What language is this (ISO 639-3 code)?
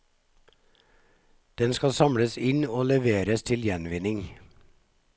nor